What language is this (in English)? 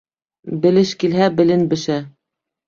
Bashkir